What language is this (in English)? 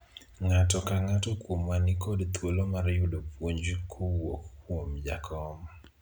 Luo (Kenya and Tanzania)